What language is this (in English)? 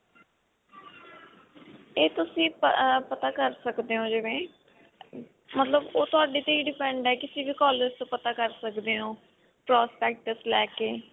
Punjabi